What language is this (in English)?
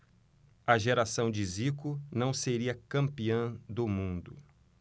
Portuguese